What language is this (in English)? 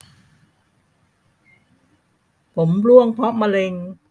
Thai